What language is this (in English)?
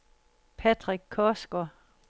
Danish